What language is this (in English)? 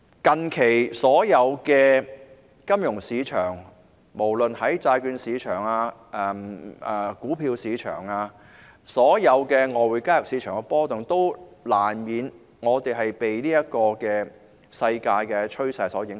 Cantonese